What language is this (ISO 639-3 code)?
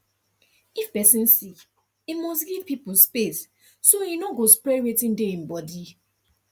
pcm